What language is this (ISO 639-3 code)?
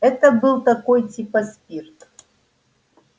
rus